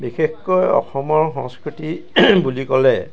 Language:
Assamese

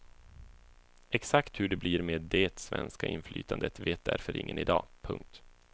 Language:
Swedish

